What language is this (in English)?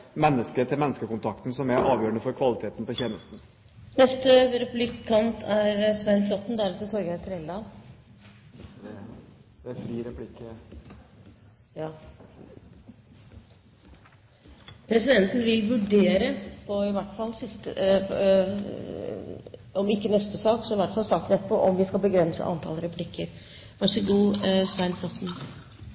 Norwegian Bokmål